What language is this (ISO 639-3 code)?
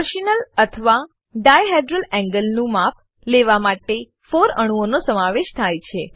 guj